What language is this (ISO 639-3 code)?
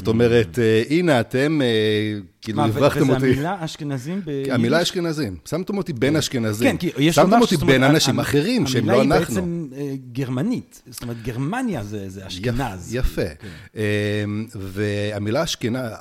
heb